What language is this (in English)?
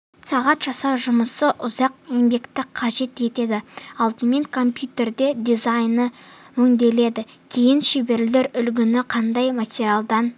Kazakh